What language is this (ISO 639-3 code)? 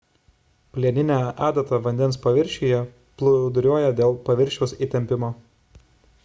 lit